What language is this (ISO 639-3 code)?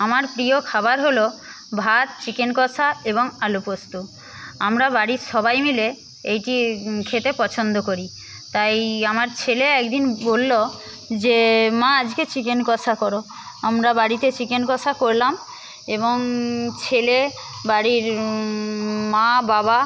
ben